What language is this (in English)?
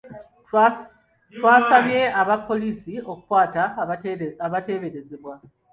Ganda